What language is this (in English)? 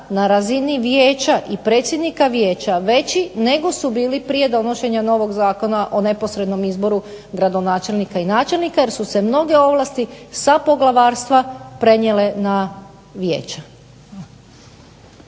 Croatian